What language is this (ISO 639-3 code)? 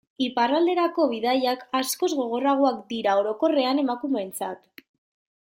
eus